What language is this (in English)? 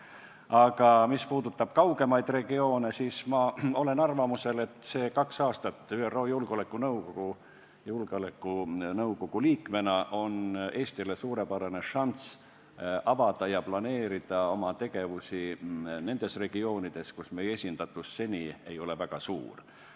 Estonian